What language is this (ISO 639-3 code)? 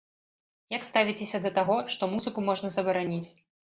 bel